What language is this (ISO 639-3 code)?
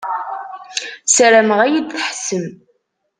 kab